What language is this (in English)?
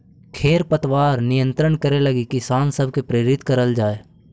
Magahi